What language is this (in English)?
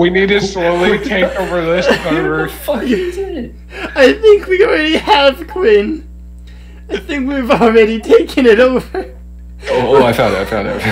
English